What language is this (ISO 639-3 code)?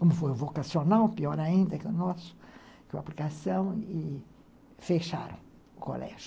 por